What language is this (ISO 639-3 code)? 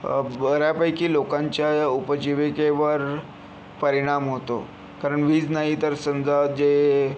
mar